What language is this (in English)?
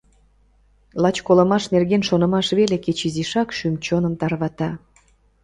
Mari